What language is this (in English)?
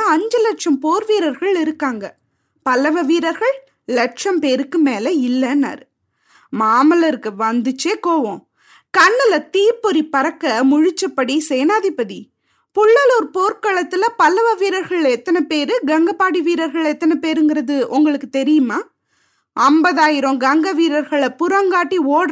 Tamil